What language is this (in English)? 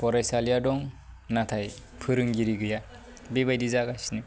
Bodo